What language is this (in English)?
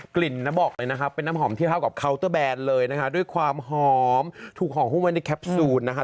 Thai